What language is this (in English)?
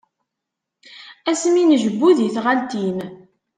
Kabyle